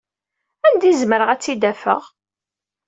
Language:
Kabyle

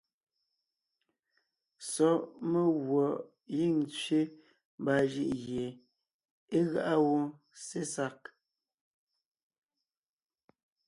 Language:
Ngiemboon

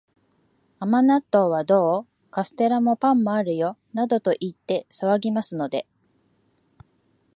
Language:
Japanese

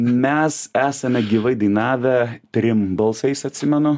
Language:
Lithuanian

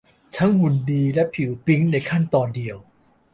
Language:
Thai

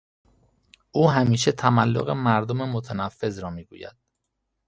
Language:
Persian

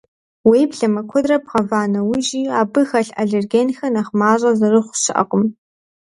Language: Kabardian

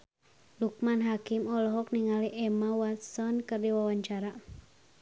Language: Sundanese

